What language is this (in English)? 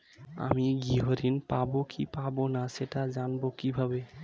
Bangla